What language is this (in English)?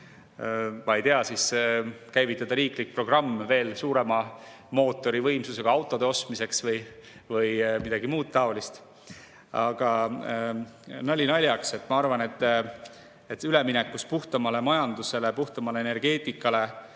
Estonian